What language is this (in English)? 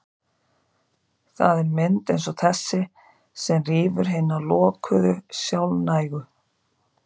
Icelandic